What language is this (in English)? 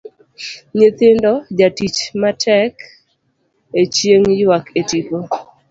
Luo (Kenya and Tanzania)